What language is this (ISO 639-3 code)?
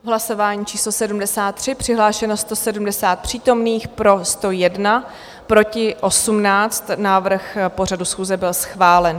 ces